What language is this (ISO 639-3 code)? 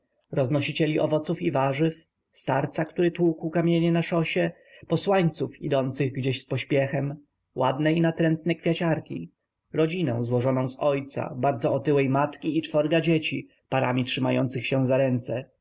pol